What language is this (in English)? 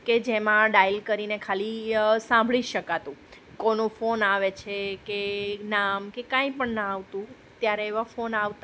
Gujarati